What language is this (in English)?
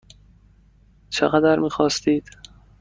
Persian